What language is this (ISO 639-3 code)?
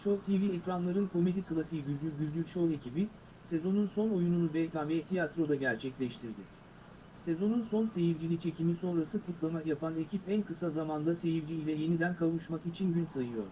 tur